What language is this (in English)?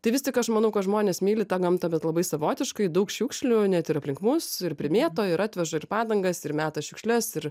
Lithuanian